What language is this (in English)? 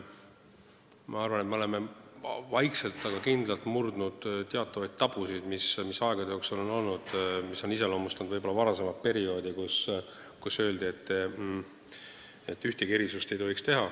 Estonian